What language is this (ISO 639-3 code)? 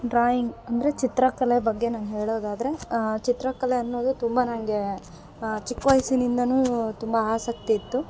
kan